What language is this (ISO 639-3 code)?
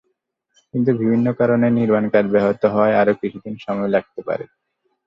ben